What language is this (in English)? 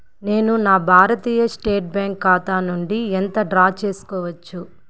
Telugu